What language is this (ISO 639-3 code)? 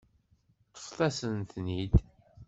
kab